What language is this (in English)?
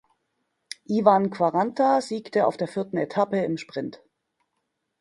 German